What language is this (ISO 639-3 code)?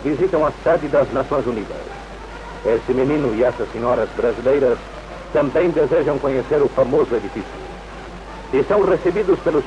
por